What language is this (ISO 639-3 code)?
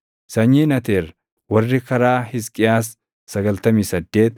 orm